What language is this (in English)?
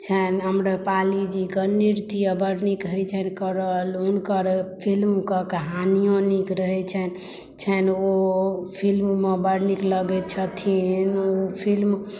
Maithili